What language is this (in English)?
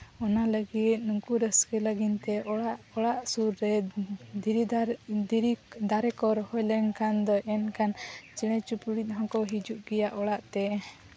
Santali